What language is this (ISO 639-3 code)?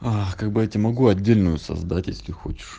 rus